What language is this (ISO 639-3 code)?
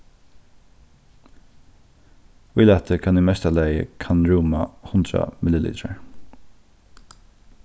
fao